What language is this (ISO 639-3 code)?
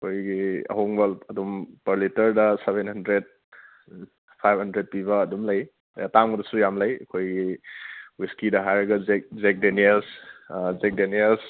mni